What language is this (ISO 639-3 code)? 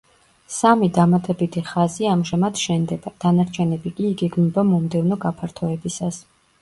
kat